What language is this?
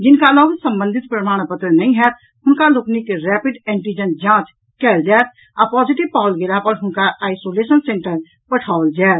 Maithili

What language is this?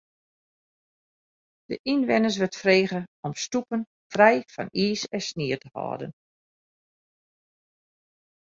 Western Frisian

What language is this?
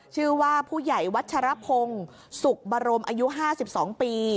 Thai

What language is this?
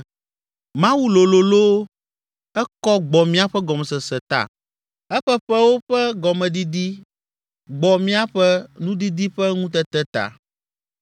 Ewe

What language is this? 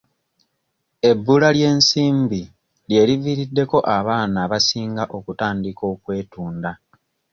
Ganda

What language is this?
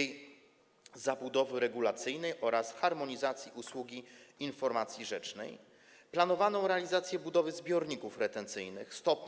Polish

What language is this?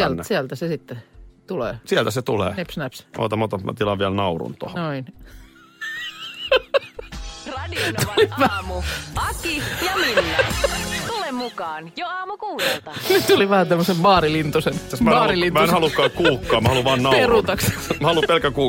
Finnish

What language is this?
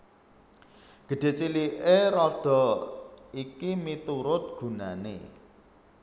Javanese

